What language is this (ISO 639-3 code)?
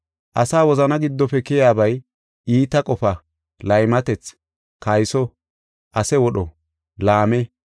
gof